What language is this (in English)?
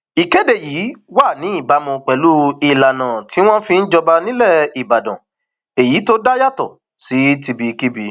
Yoruba